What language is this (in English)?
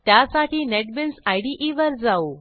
Marathi